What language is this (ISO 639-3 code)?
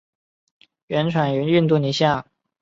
zho